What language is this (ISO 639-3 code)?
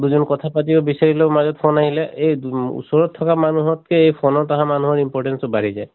asm